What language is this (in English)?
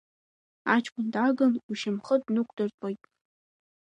Abkhazian